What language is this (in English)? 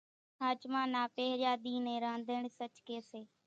Kachi Koli